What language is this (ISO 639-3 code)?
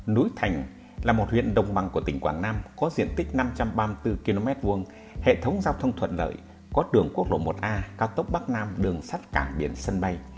vie